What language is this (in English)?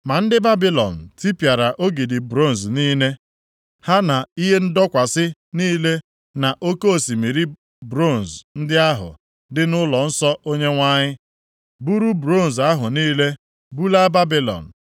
Igbo